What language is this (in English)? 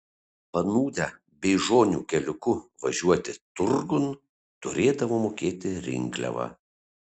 Lithuanian